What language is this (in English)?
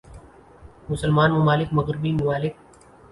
Urdu